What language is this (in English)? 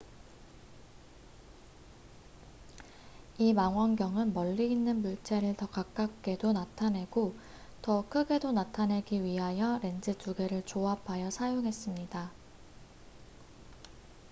Korean